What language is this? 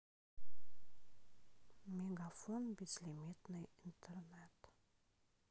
Russian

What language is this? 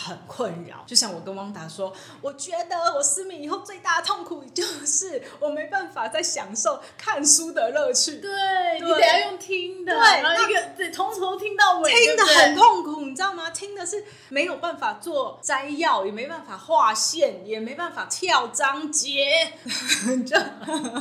Chinese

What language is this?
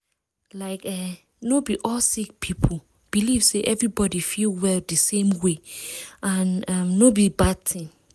Nigerian Pidgin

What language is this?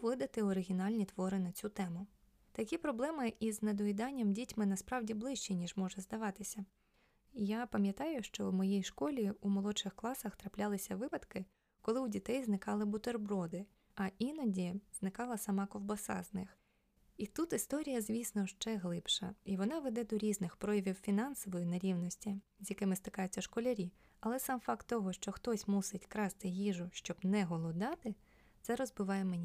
Ukrainian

